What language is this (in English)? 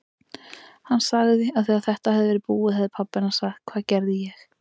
Icelandic